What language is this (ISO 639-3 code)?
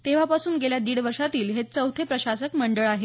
mar